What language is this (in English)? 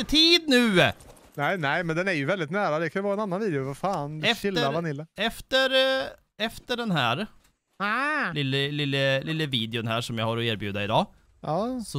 Swedish